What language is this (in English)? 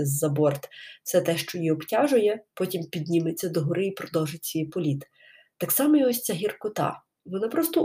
Ukrainian